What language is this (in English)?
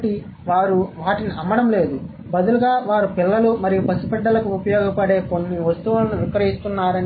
Telugu